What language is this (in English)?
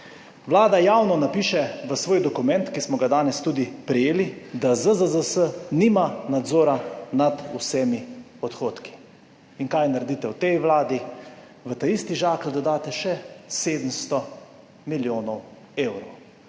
Slovenian